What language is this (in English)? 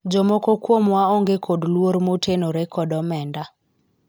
Luo (Kenya and Tanzania)